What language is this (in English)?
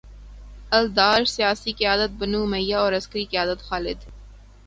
Urdu